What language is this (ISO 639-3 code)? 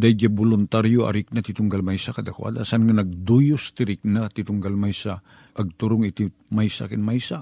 fil